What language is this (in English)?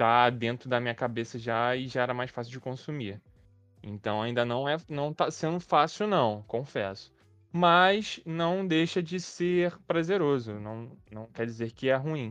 Portuguese